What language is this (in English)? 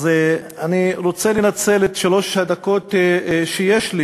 Hebrew